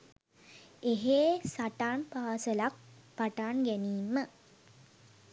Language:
Sinhala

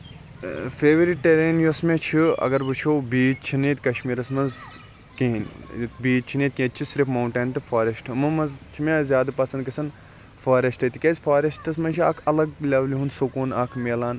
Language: Kashmiri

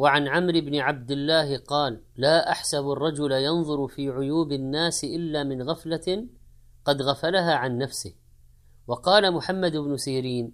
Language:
Arabic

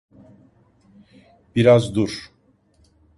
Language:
Turkish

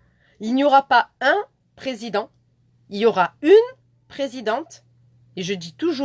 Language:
French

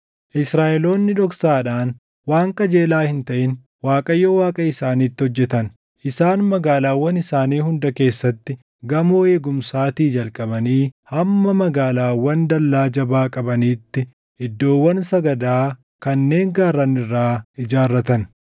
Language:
Oromo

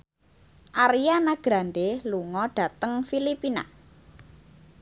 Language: Javanese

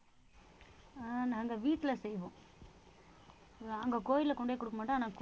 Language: Tamil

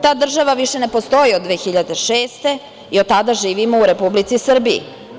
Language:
Serbian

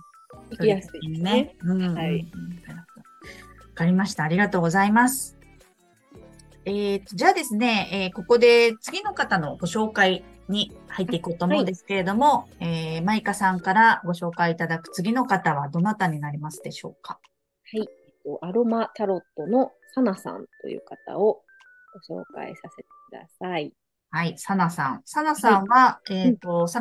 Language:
Japanese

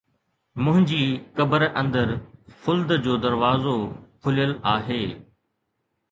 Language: Sindhi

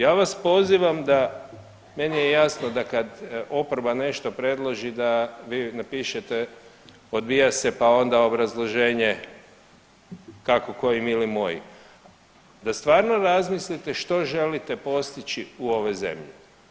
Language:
Croatian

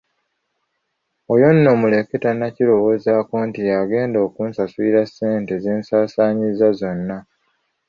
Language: Ganda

